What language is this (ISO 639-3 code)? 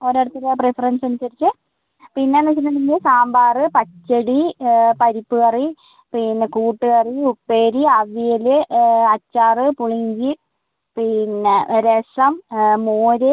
mal